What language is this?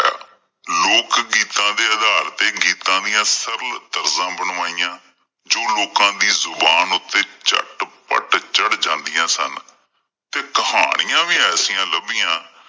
Punjabi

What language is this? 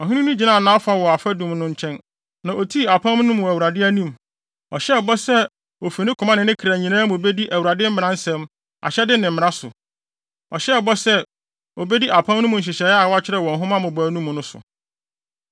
Akan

